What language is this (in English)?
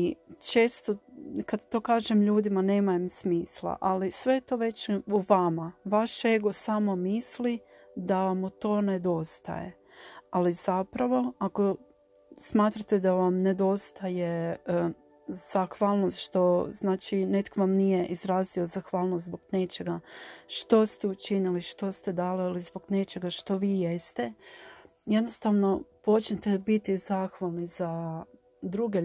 Croatian